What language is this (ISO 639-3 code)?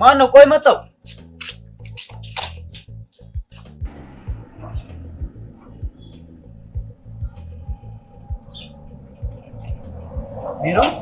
amh